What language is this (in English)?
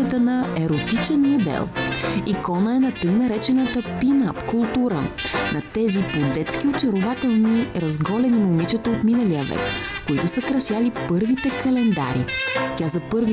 Bulgarian